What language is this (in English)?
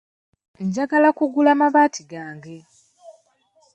Ganda